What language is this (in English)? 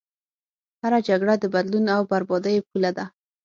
Pashto